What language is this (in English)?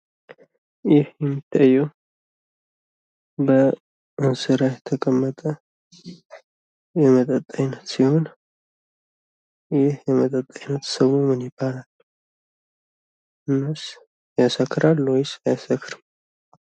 Amharic